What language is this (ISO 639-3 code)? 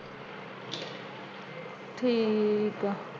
pan